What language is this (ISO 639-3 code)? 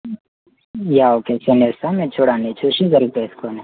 tel